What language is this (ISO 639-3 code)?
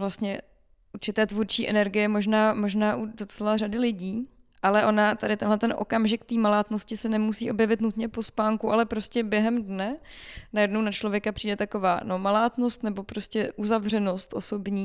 ces